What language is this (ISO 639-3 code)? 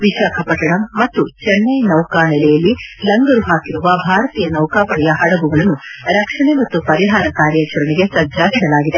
kan